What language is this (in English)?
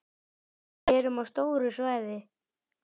Icelandic